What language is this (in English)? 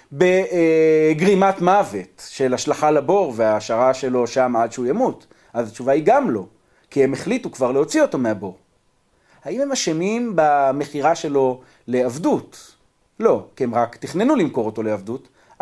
Hebrew